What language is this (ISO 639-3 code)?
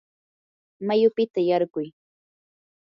qur